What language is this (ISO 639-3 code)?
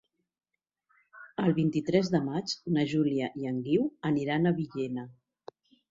cat